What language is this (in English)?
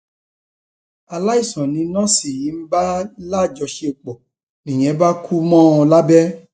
Yoruba